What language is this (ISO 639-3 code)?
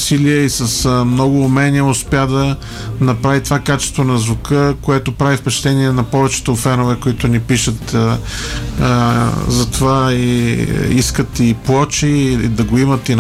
bul